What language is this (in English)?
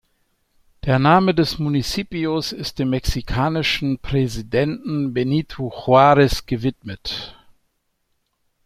German